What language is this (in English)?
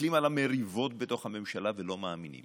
Hebrew